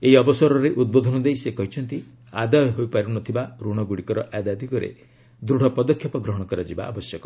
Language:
Odia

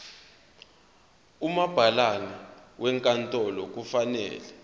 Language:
Zulu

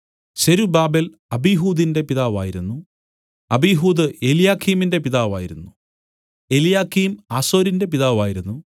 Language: Malayalam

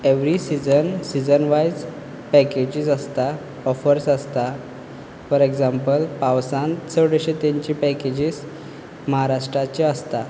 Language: Konkani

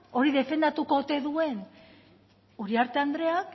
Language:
Basque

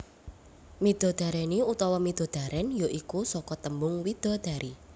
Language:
Javanese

